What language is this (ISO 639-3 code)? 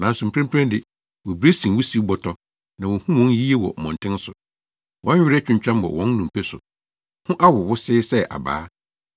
aka